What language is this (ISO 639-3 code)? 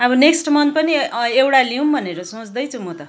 nep